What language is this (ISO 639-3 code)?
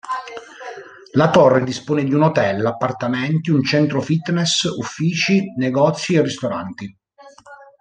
ita